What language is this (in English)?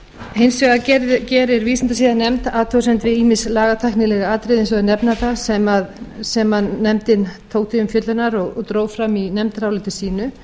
Icelandic